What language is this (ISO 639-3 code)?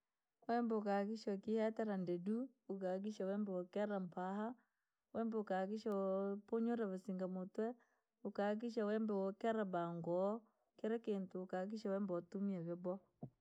lag